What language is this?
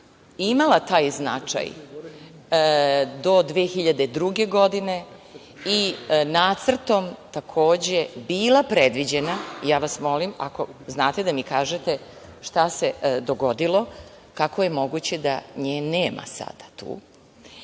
Serbian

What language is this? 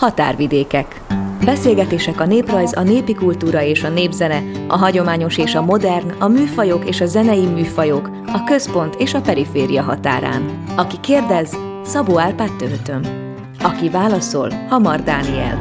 Hungarian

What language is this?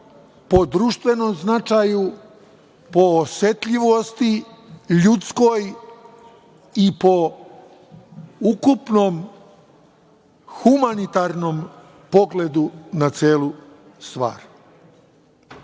Serbian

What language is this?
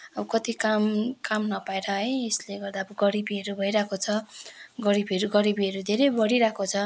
Nepali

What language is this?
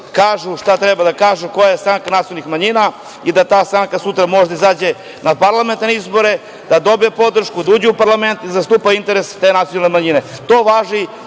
Serbian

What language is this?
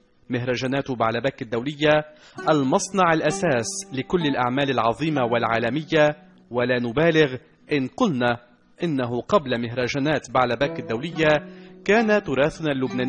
Arabic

